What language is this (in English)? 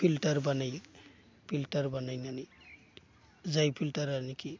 Bodo